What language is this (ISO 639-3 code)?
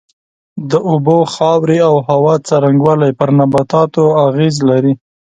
pus